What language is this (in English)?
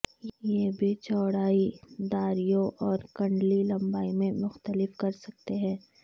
Urdu